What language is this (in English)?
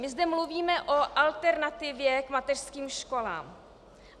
Czech